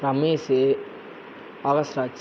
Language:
Tamil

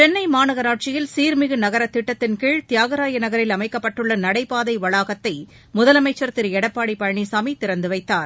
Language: Tamil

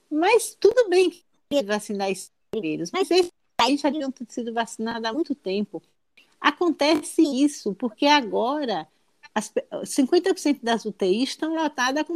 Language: Portuguese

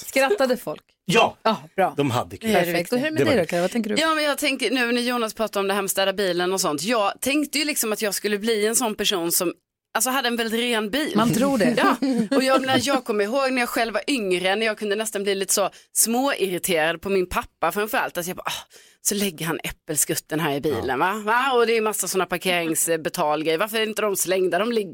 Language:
Swedish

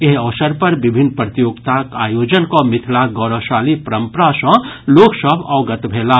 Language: Maithili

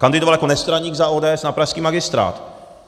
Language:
Czech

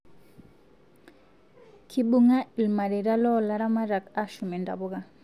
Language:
Masai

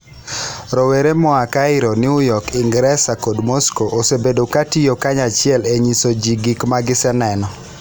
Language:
Luo (Kenya and Tanzania)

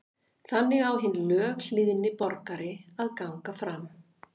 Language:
Icelandic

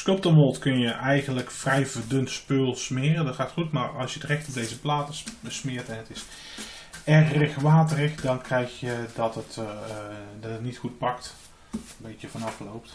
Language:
Dutch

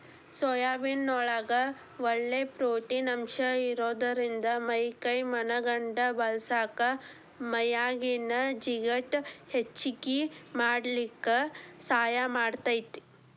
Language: Kannada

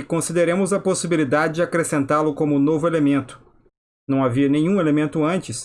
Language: Portuguese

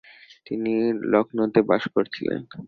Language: Bangla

